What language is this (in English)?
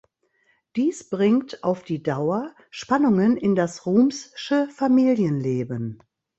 German